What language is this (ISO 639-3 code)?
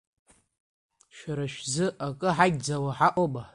abk